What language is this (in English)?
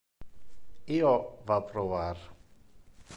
Interlingua